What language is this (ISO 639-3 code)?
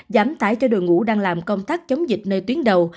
vie